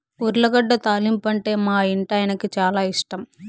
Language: Telugu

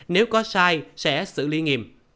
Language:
Vietnamese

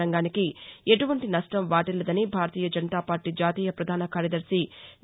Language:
Telugu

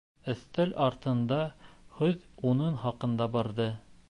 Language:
Bashkir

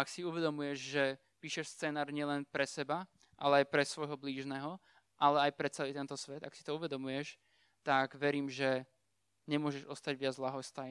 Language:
Slovak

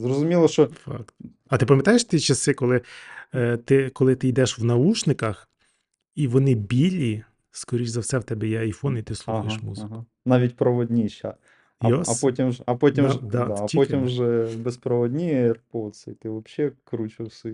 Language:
Ukrainian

